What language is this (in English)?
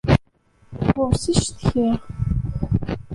Kabyle